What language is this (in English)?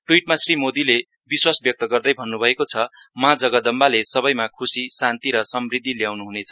Nepali